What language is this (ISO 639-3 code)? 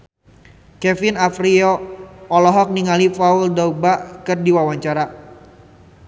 sun